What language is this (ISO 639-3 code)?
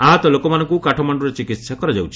ori